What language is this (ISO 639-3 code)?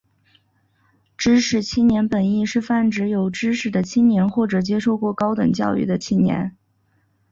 zho